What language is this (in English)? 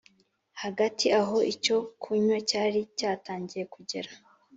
Kinyarwanda